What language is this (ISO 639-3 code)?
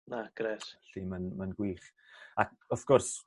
cym